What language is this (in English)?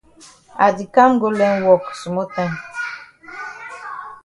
Cameroon Pidgin